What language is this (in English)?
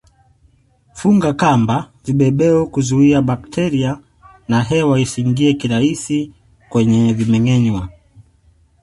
Swahili